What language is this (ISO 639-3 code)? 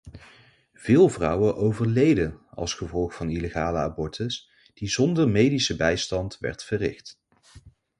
nld